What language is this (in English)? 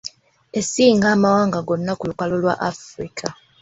Ganda